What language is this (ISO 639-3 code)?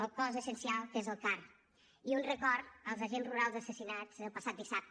cat